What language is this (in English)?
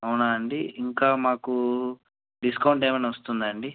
Telugu